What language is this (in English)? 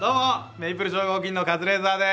Japanese